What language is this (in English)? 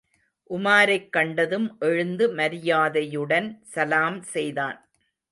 Tamil